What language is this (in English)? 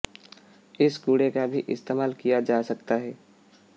Hindi